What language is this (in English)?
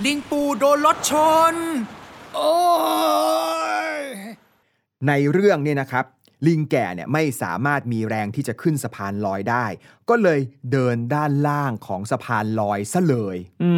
Thai